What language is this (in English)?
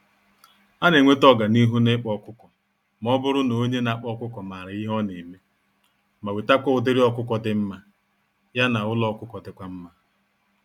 Igbo